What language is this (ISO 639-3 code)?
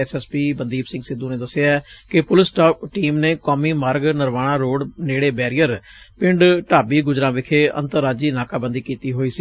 pan